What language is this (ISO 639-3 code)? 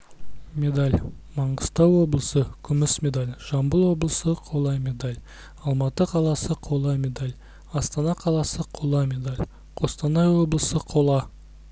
kaz